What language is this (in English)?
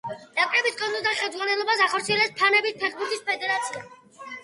Georgian